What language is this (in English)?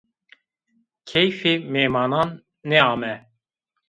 Zaza